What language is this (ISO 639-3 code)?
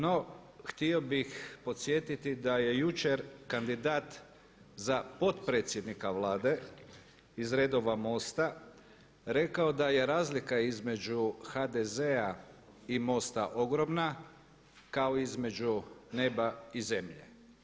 hrv